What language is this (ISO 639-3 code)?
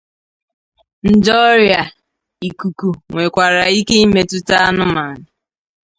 ibo